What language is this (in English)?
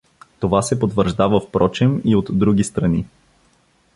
Bulgarian